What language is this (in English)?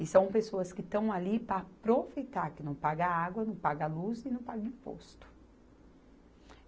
Portuguese